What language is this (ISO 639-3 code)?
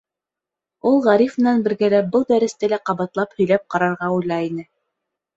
bak